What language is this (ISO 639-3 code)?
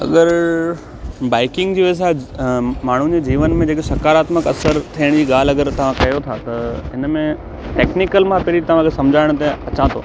snd